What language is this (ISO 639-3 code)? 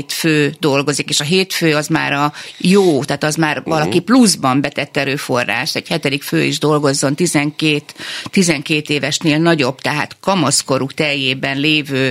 hun